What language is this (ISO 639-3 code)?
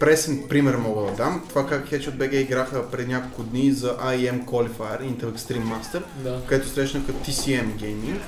bul